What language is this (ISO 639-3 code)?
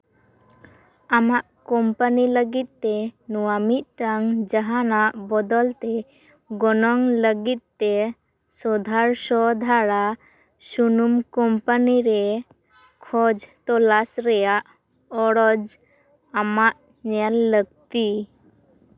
sat